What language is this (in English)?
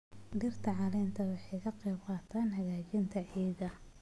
Somali